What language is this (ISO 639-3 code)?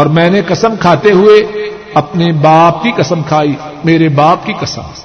urd